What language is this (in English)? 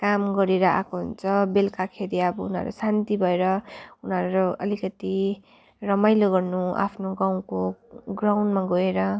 Nepali